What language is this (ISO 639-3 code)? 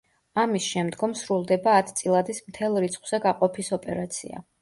kat